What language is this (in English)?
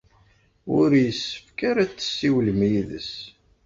Kabyle